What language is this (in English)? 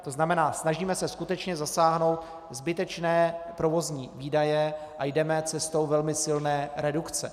Czech